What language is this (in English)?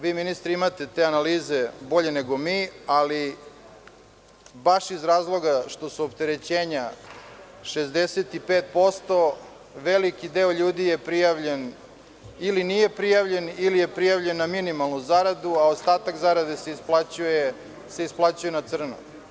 Serbian